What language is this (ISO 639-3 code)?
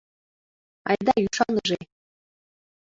chm